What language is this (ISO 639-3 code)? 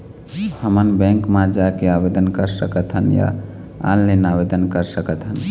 hne